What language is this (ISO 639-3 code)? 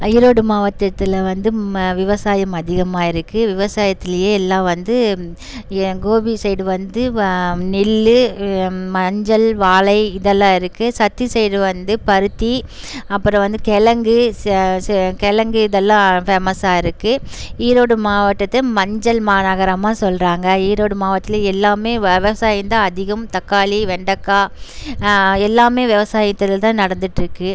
tam